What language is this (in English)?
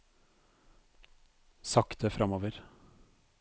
Norwegian